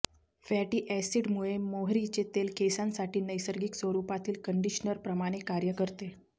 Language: Marathi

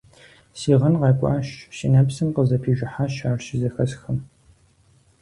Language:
Kabardian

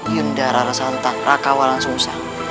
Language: Indonesian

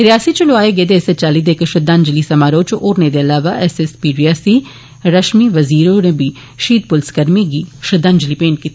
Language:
Dogri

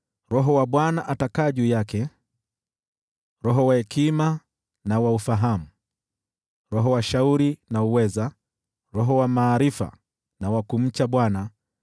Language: Swahili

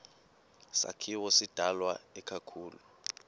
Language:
Xhosa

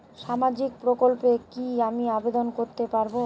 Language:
Bangla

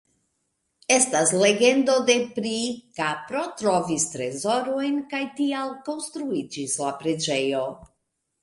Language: Esperanto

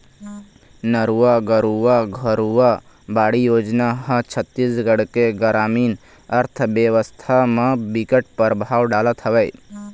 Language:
Chhattisgarhi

